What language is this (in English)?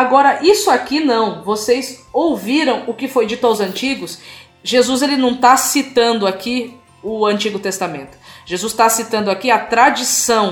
Portuguese